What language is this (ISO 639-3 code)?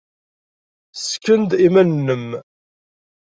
kab